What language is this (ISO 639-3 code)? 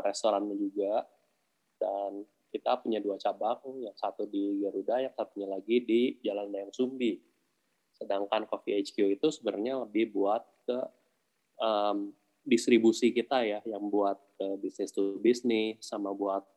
ind